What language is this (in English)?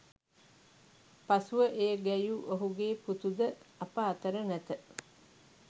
Sinhala